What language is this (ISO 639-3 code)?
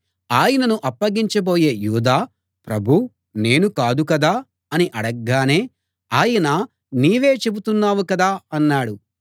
tel